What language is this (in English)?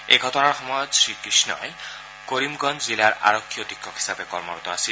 Assamese